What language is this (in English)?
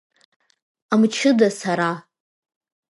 Abkhazian